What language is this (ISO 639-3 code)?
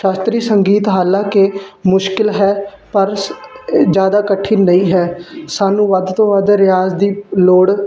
pan